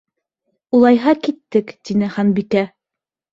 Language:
Bashkir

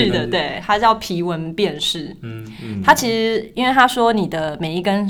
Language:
Chinese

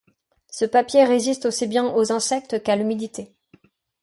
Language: French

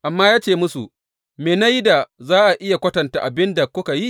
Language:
Hausa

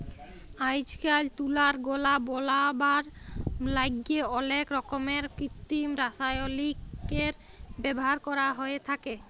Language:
Bangla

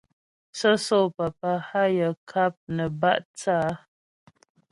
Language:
Ghomala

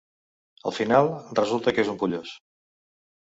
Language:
Catalan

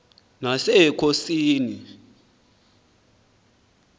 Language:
Xhosa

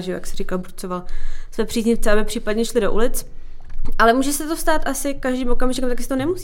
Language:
Czech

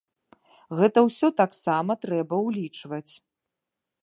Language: Belarusian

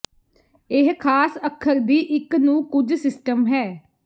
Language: Punjabi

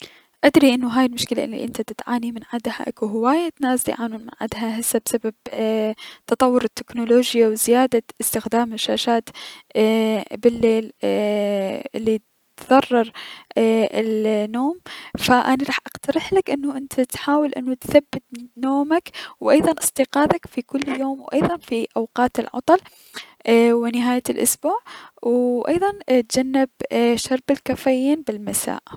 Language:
Mesopotamian Arabic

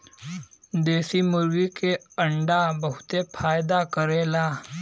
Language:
Bhojpuri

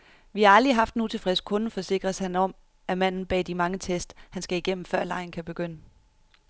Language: Danish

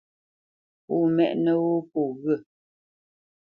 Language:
Bamenyam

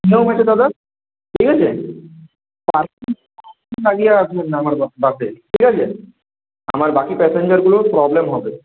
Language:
Bangla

